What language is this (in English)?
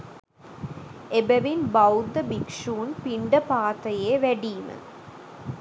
Sinhala